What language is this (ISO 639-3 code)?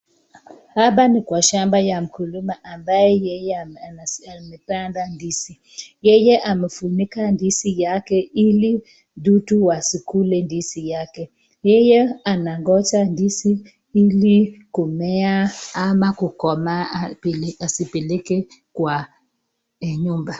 swa